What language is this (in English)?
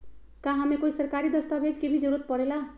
Magahi